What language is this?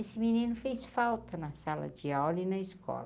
Portuguese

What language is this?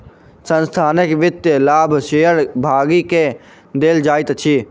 Maithili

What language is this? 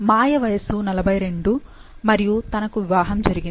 Telugu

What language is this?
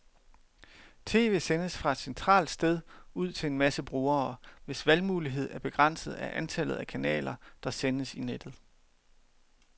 Danish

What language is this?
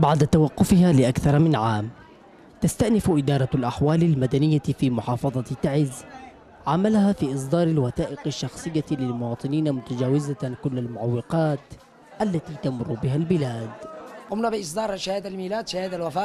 Arabic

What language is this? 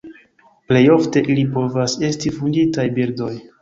Esperanto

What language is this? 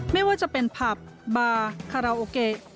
Thai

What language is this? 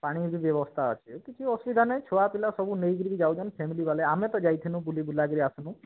Odia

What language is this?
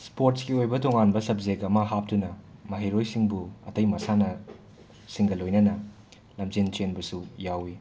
Manipuri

